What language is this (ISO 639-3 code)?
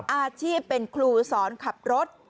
tha